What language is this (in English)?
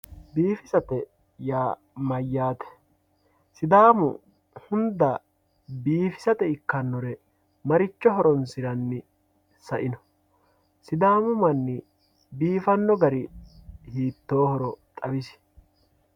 Sidamo